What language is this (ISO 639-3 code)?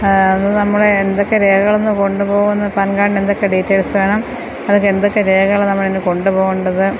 mal